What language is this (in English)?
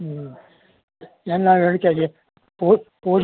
Kannada